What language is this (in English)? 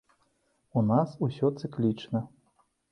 Belarusian